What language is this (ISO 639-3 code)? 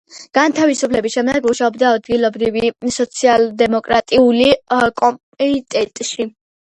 kat